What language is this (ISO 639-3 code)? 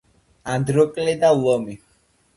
kat